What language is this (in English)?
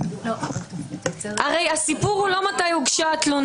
Hebrew